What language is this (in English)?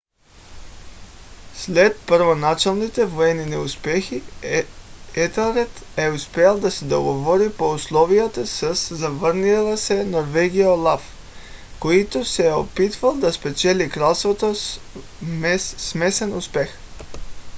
Bulgarian